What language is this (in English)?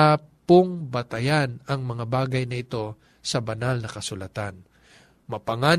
Filipino